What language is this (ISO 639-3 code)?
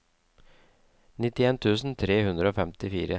nor